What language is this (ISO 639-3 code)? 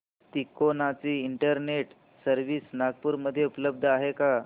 mar